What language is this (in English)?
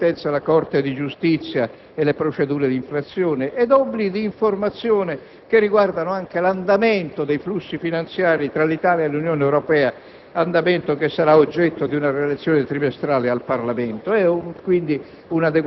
Italian